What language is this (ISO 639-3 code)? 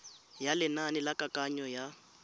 tsn